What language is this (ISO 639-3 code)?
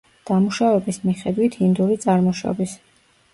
kat